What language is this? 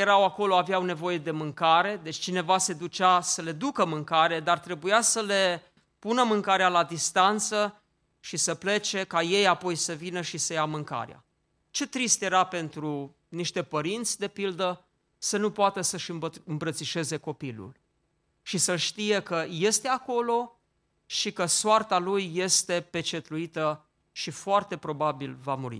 Romanian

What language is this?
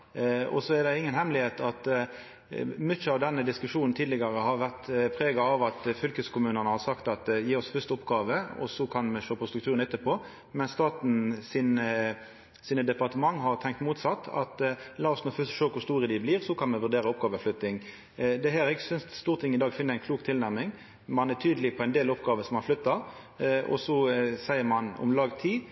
Norwegian Nynorsk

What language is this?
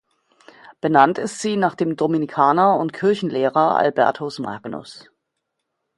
German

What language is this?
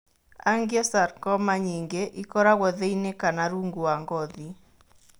Kikuyu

